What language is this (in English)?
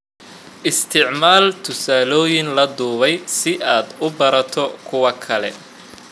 Somali